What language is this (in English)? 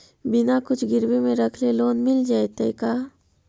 Magahi